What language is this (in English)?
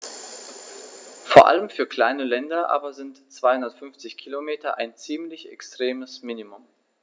German